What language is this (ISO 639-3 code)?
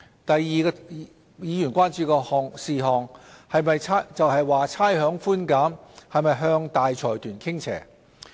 yue